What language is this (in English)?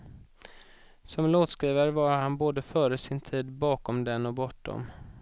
Swedish